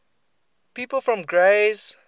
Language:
English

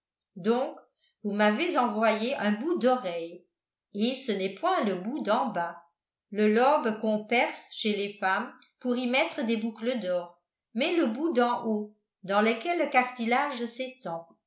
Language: French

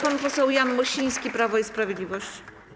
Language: Polish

